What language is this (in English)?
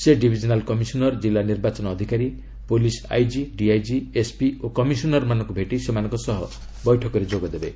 Odia